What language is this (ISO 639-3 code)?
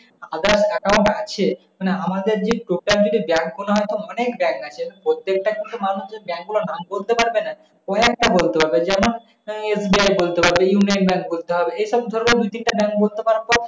ben